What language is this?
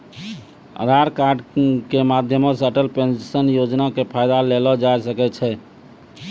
Maithili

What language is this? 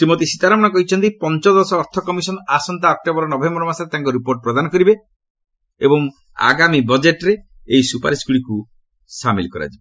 Odia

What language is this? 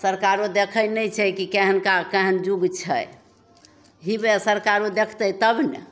Maithili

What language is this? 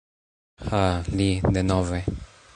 Esperanto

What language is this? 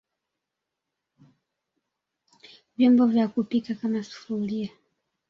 Swahili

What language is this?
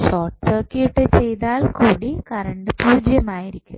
Malayalam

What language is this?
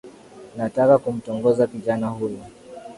Swahili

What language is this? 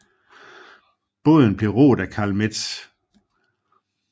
Danish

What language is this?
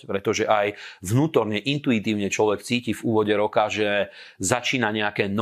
Slovak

